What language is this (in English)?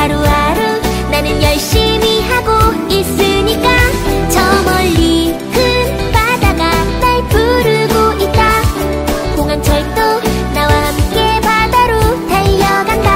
Korean